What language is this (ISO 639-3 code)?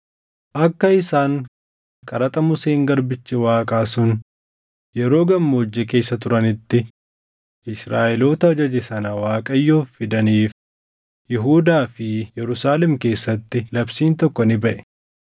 orm